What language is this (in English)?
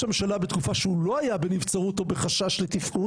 Hebrew